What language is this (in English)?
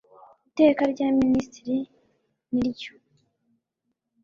Kinyarwanda